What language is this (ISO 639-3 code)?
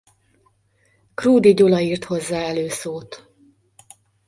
hun